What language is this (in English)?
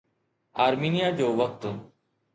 Sindhi